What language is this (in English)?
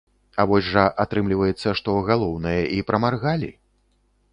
Belarusian